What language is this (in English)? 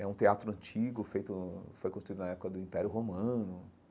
Portuguese